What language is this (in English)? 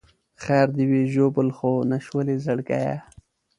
Pashto